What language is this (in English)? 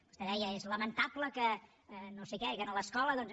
Catalan